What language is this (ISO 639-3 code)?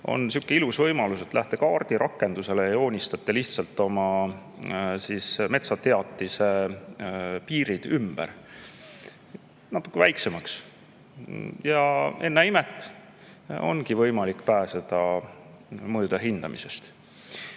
est